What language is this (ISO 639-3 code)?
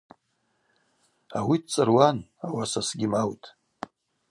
abq